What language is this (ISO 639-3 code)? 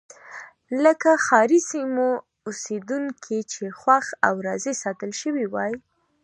pus